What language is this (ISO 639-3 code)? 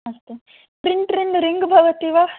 san